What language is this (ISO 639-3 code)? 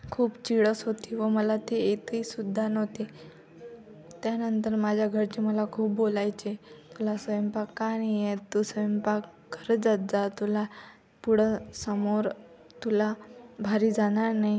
mar